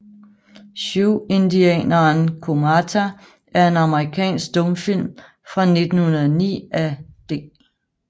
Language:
Danish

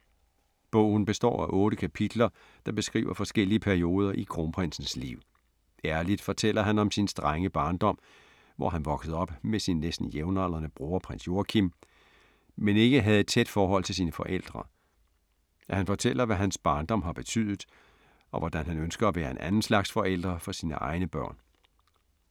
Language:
Danish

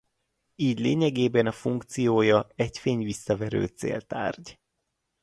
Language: Hungarian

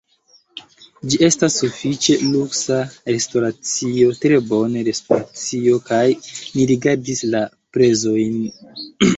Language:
Esperanto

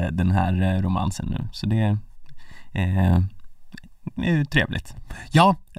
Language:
Swedish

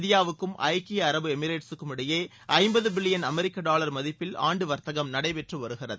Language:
Tamil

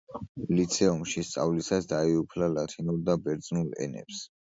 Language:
Georgian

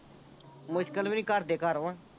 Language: Punjabi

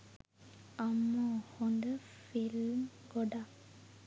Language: Sinhala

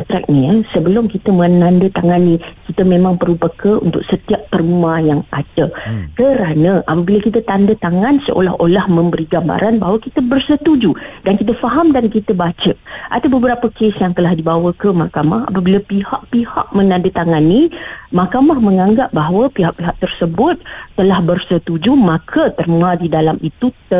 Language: Malay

